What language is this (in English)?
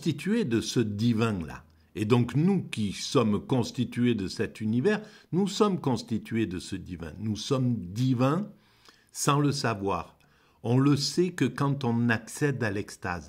French